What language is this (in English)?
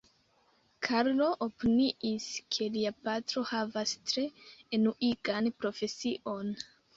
Esperanto